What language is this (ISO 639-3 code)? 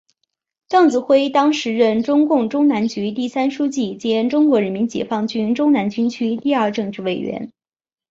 zho